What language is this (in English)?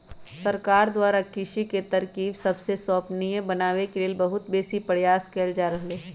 Magahi